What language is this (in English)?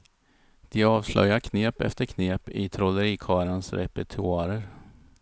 Swedish